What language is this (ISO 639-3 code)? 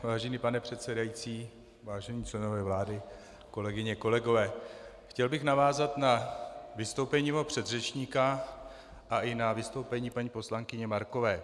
ces